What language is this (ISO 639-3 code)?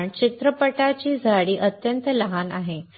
mar